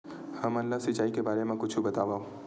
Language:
Chhattisgarhi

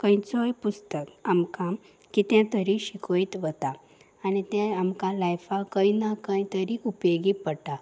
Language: Konkani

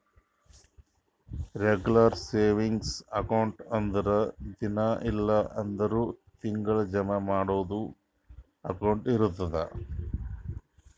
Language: Kannada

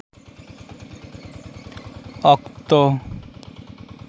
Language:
Santali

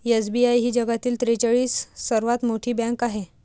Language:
Marathi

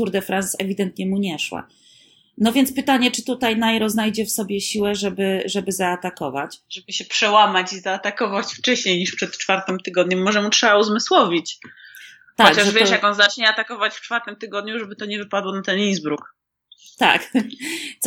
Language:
Polish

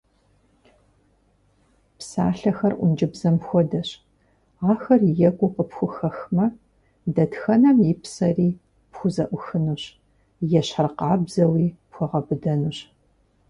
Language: Kabardian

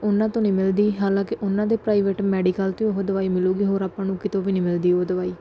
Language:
Punjabi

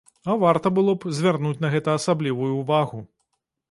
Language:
Belarusian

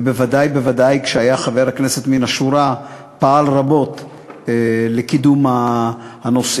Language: Hebrew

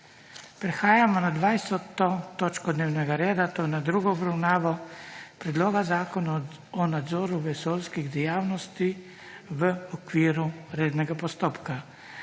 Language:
Slovenian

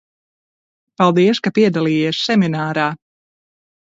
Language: Latvian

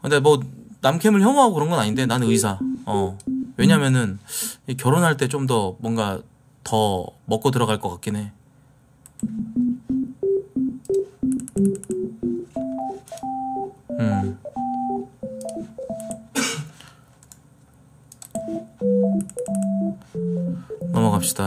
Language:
Korean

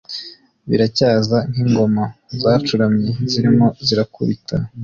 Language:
Kinyarwanda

